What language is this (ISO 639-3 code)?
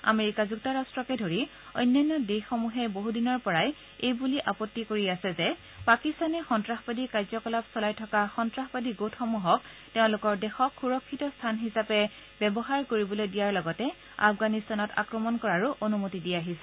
asm